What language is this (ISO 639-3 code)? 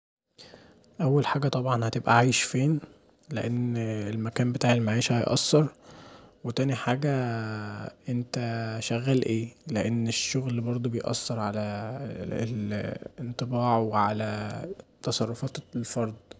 arz